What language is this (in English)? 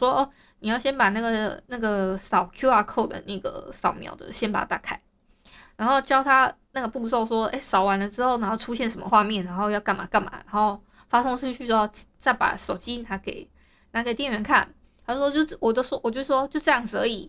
Chinese